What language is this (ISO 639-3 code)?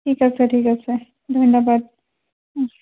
asm